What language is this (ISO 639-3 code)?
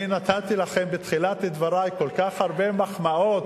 heb